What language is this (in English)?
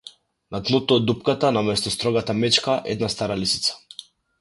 Macedonian